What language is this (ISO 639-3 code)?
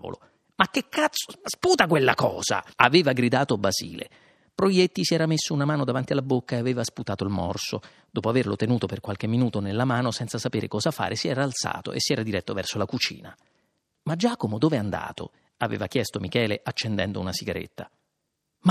ita